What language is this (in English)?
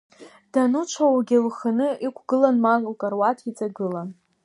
Abkhazian